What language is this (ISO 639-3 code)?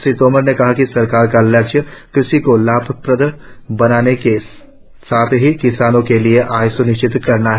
hin